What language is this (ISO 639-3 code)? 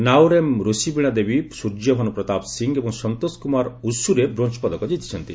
ori